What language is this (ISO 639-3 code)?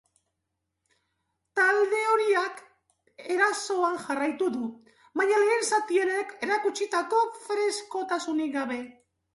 eus